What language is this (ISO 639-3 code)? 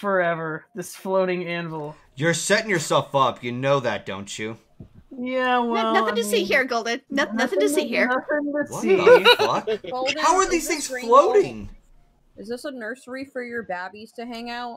eng